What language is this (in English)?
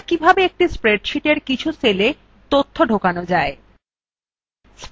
Bangla